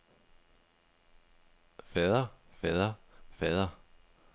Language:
Danish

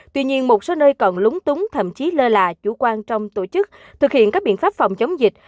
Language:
Vietnamese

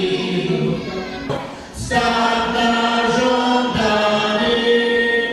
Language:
Romanian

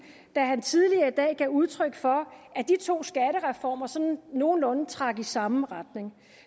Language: Danish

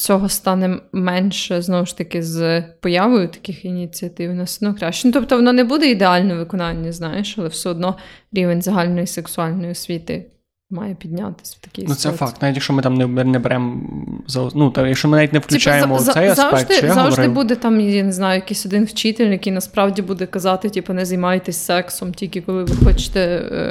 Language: Ukrainian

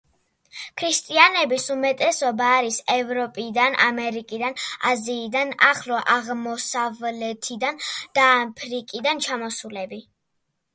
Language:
Georgian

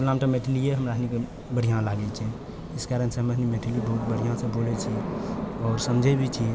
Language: Maithili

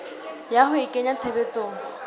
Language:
Southern Sotho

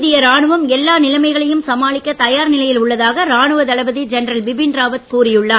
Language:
Tamil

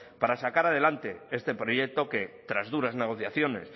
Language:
Spanish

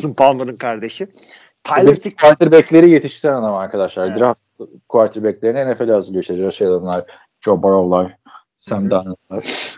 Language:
Turkish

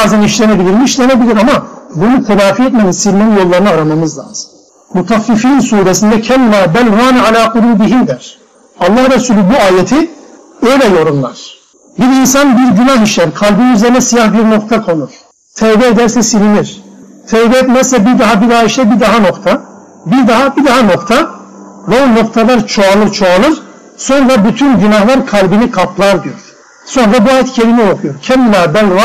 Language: Turkish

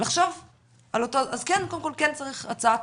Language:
Hebrew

